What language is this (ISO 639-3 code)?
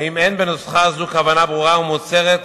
heb